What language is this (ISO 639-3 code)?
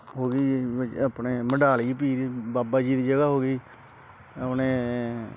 pan